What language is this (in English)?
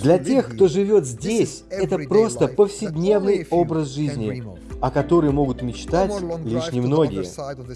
Russian